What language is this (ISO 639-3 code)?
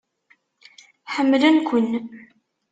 kab